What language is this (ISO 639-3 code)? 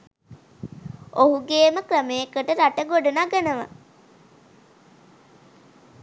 sin